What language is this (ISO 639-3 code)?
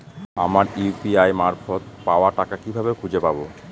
ben